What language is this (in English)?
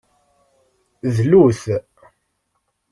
Kabyle